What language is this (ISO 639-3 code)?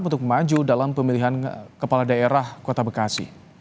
ind